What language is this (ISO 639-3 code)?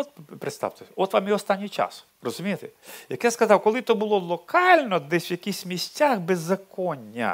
ukr